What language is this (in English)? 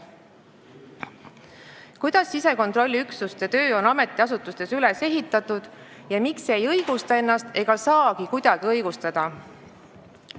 Estonian